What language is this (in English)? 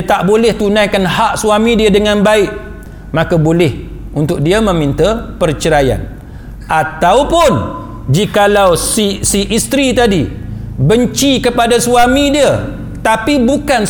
Malay